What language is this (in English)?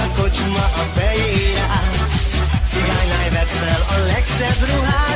Hungarian